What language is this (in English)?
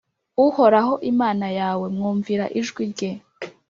Kinyarwanda